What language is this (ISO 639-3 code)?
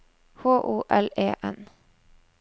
nor